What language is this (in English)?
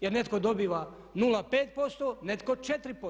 Croatian